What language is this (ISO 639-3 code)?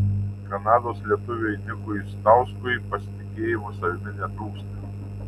lit